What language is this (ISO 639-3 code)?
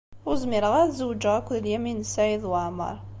kab